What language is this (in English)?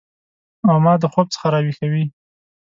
Pashto